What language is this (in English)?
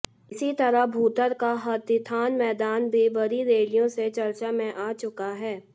Hindi